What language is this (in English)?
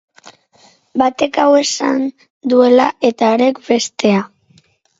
Basque